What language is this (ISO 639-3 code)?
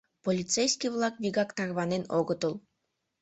chm